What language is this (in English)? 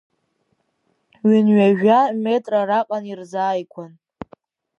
Abkhazian